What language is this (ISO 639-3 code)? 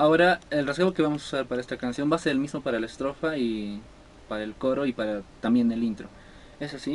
spa